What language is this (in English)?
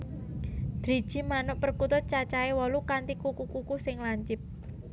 Javanese